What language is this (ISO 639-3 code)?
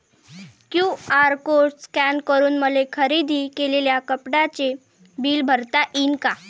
mar